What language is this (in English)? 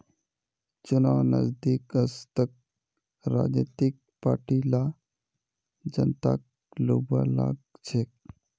Magahi